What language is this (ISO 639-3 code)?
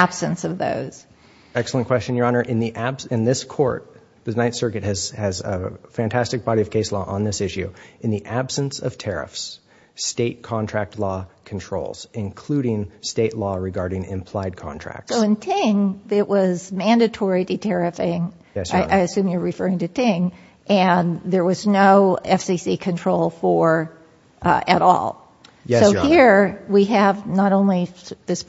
eng